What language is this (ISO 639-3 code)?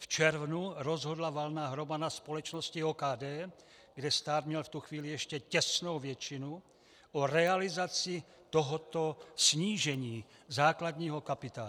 ces